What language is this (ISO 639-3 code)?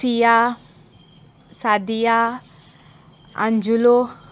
kok